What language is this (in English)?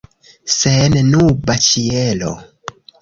Esperanto